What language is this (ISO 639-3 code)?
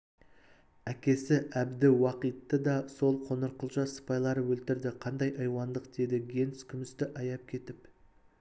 kaz